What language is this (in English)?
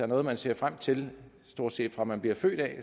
Danish